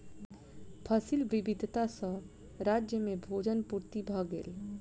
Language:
Maithili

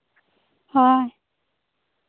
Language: Santali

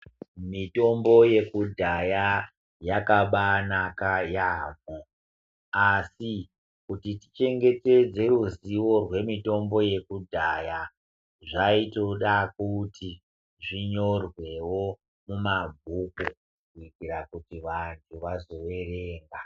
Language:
Ndau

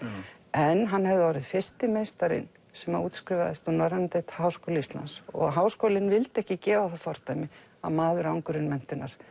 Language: Icelandic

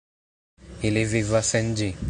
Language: Esperanto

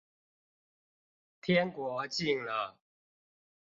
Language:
Chinese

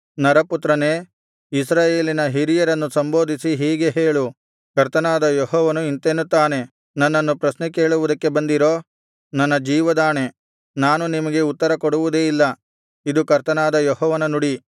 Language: Kannada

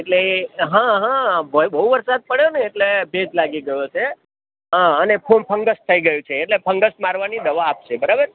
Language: Gujarati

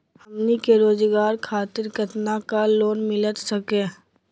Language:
Magahi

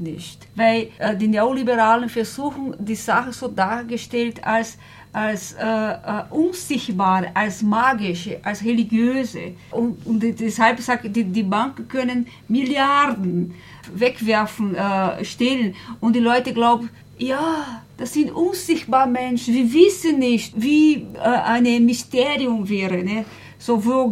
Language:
German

